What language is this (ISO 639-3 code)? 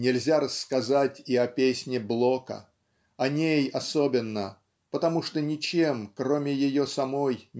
rus